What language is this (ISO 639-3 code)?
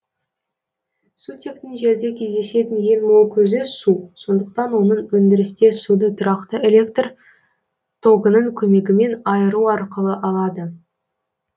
kaz